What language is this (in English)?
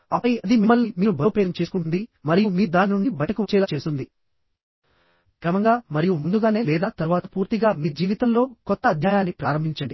Telugu